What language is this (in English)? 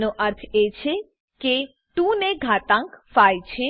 Gujarati